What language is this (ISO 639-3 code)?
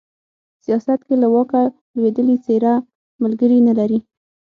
pus